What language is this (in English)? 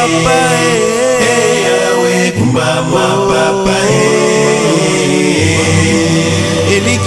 Indonesian